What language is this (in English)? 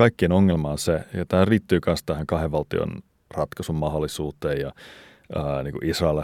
Finnish